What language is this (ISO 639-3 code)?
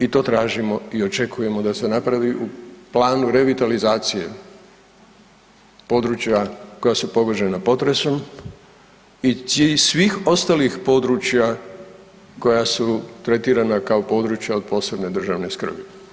hrv